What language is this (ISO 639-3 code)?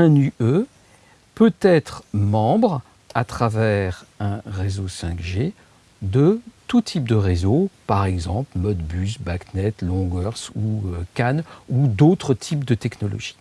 fra